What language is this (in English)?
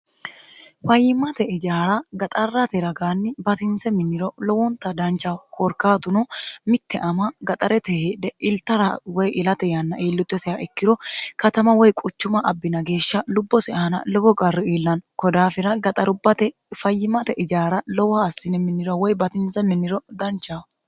Sidamo